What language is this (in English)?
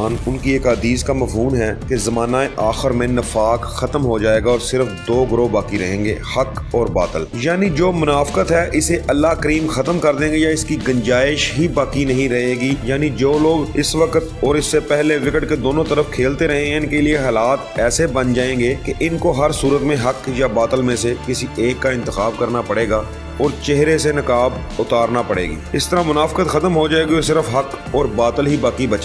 Hindi